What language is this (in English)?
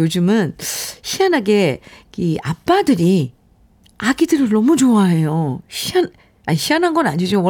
Korean